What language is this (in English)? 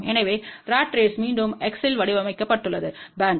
Tamil